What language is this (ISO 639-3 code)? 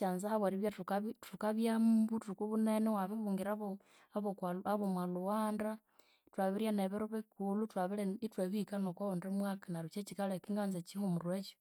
koo